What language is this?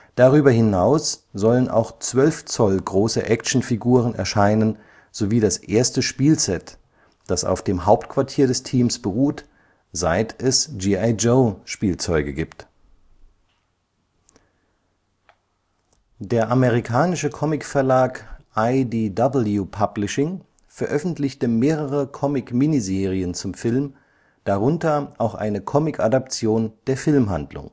German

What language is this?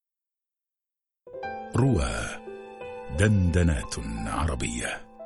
Arabic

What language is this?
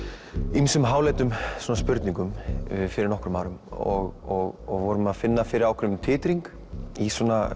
Icelandic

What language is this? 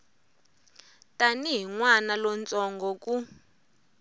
Tsonga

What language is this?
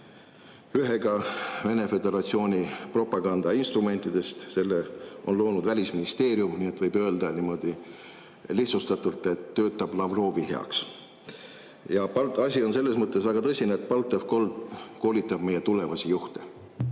Estonian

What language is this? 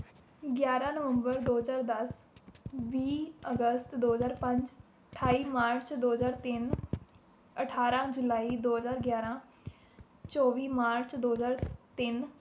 Punjabi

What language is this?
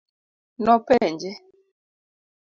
Luo (Kenya and Tanzania)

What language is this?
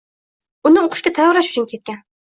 Uzbek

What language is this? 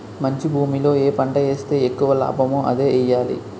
Telugu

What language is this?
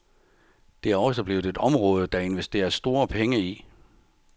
Danish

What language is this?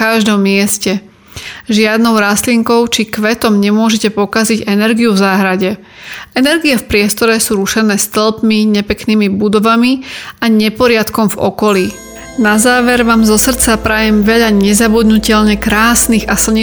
Slovak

